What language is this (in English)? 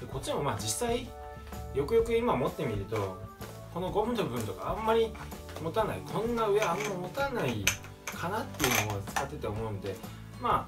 Japanese